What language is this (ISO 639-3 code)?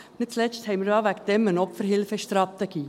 gsw